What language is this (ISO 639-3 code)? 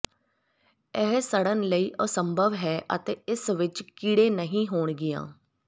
pan